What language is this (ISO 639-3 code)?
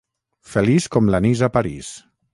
cat